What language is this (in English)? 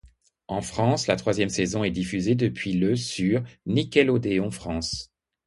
French